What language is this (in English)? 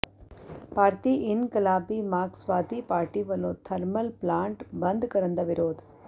Punjabi